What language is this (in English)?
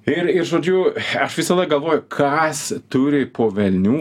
Lithuanian